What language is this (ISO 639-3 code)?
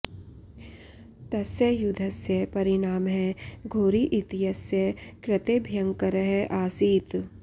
san